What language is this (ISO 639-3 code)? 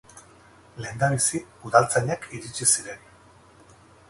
eus